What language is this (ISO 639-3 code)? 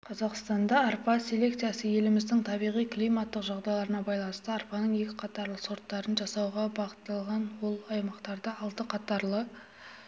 kaz